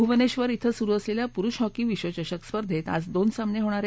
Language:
Marathi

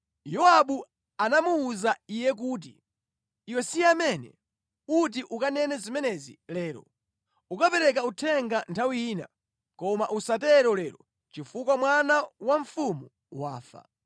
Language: Nyanja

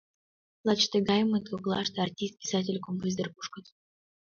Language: Mari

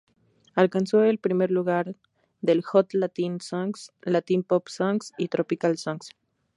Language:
Spanish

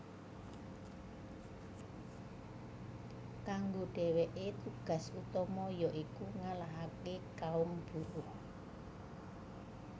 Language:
Javanese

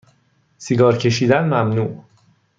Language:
Persian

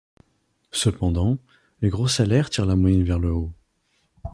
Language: French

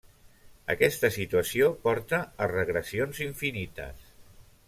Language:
Catalan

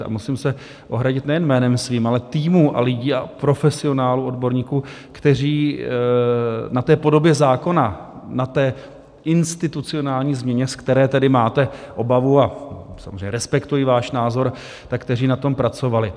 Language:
Czech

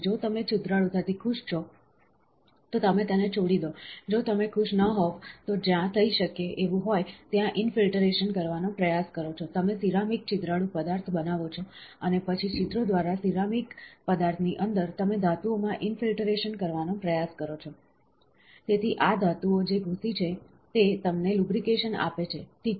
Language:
Gujarati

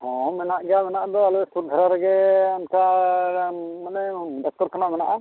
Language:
Santali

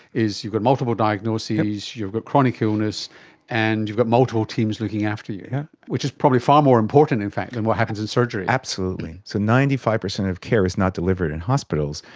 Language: English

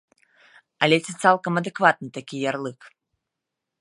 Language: Belarusian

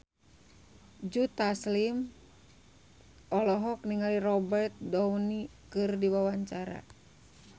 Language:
Sundanese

